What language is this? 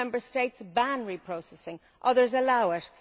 English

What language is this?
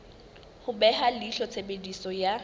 Southern Sotho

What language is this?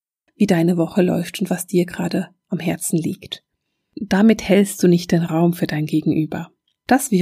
German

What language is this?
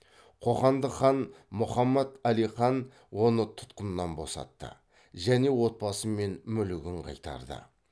Kazakh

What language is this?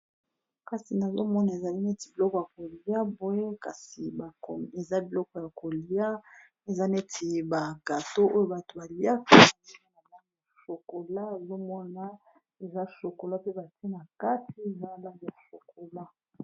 Lingala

